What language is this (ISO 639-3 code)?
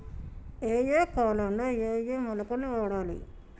tel